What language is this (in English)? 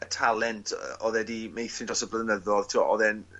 Welsh